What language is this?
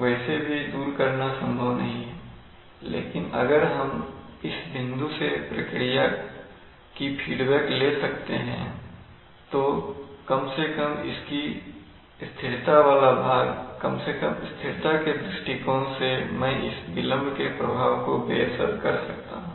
Hindi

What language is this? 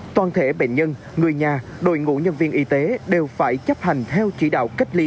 Vietnamese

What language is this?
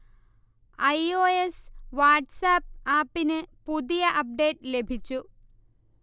Malayalam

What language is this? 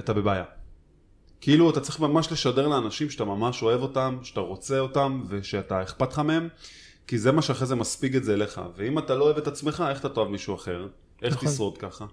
Hebrew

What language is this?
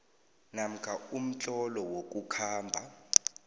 South Ndebele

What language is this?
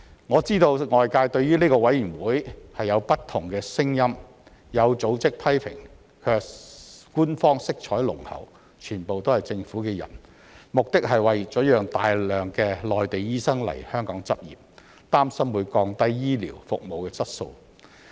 Cantonese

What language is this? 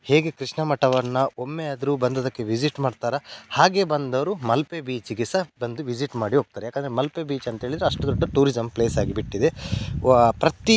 Kannada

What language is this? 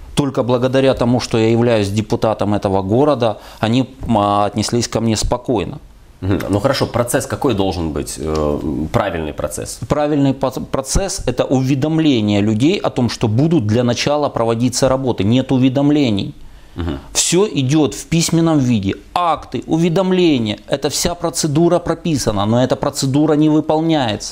Russian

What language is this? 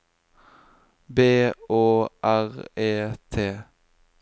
Norwegian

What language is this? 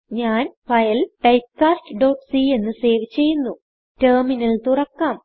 Malayalam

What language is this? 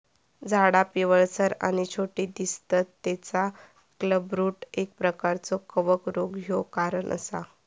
Marathi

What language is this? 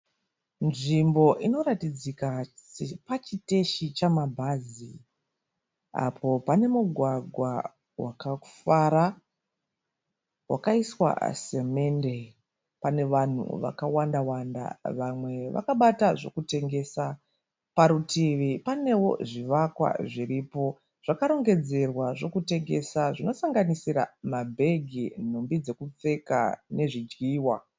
Shona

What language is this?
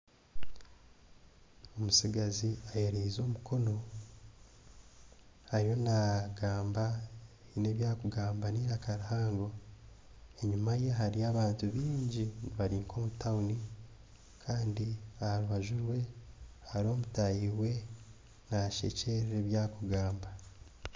Nyankole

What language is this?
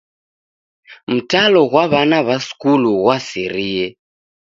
Taita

